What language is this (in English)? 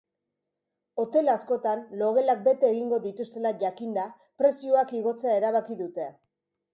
Basque